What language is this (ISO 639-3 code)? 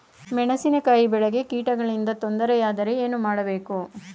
kan